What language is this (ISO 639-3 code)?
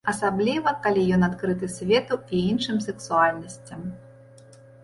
bel